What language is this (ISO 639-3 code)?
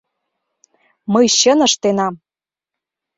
chm